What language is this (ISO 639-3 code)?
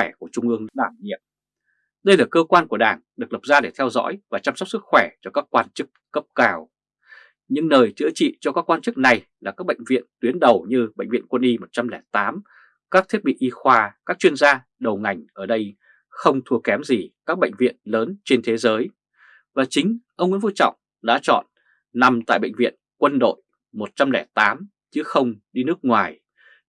vie